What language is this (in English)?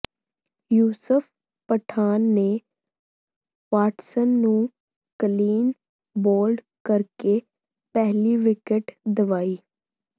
Punjabi